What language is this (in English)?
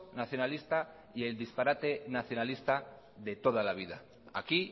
Spanish